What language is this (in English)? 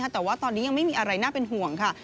Thai